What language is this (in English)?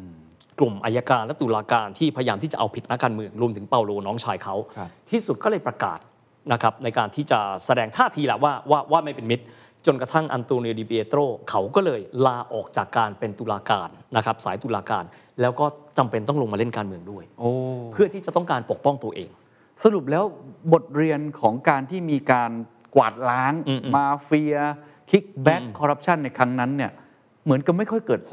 Thai